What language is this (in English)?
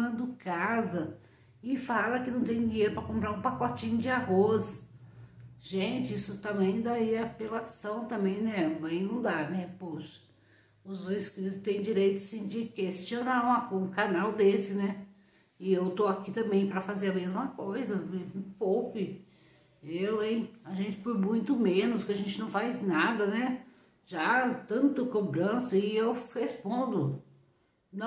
Portuguese